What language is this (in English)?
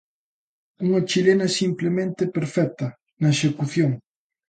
Galician